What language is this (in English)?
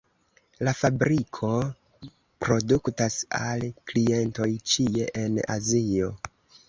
Esperanto